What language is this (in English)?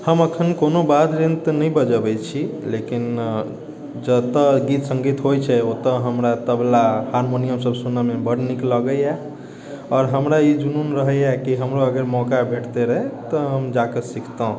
Maithili